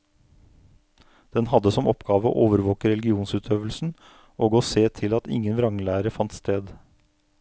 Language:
Norwegian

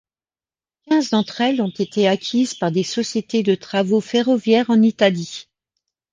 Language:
French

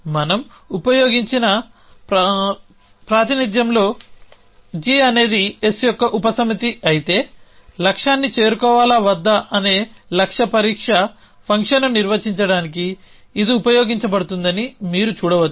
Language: Telugu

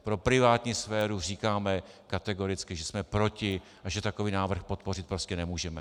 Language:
Czech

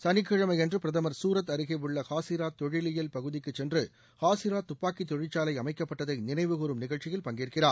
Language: Tamil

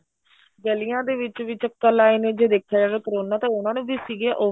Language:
Punjabi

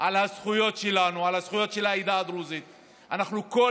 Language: Hebrew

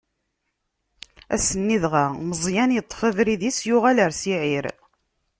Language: Kabyle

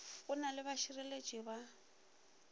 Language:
Northern Sotho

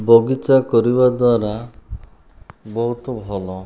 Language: Odia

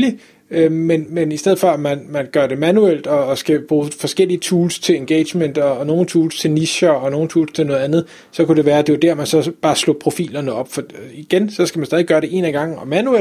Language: Danish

